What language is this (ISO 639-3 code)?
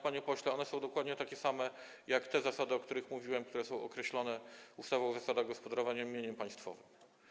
pol